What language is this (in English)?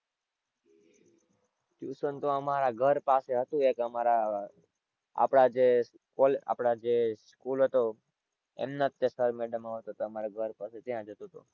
Gujarati